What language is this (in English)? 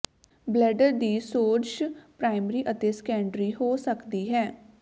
Punjabi